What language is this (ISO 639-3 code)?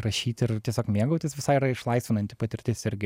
lit